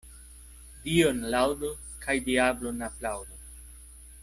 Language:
Esperanto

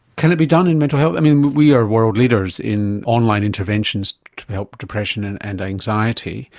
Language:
English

